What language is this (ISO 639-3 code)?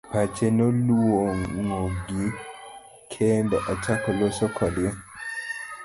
luo